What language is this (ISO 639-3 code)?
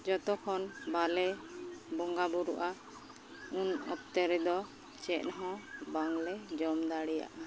sat